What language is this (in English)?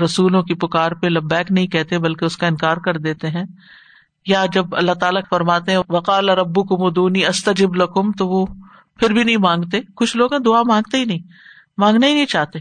Urdu